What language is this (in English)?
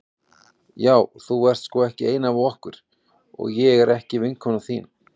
Icelandic